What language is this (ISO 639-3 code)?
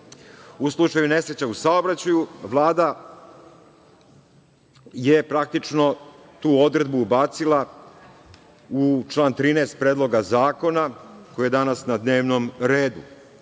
srp